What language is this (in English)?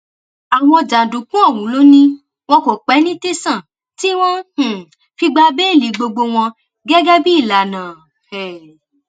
Yoruba